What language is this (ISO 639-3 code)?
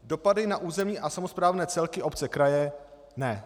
ces